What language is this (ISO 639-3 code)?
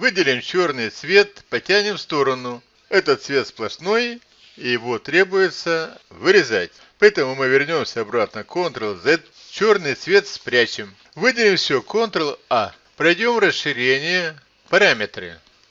rus